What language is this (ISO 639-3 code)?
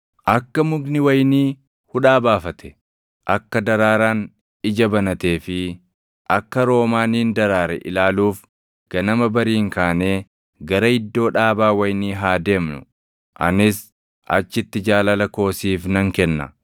orm